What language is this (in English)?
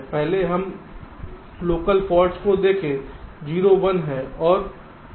Hindi